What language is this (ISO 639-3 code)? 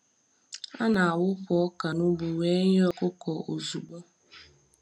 ibo